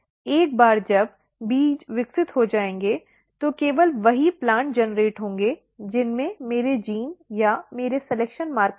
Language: Hindi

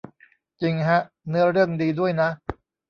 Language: Thai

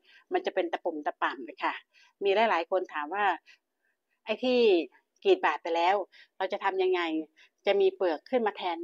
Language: Thai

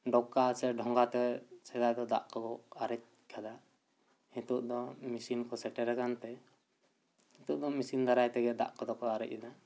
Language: Santali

